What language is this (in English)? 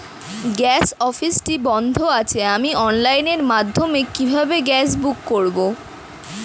Bangla